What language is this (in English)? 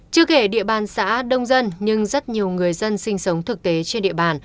Vietnamese